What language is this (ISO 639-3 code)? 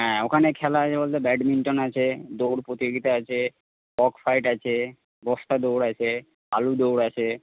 ben